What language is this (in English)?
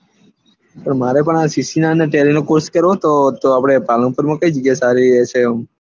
Gujarati